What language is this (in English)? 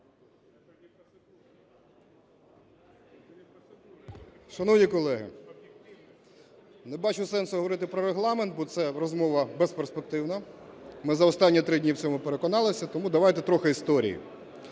Ukrainian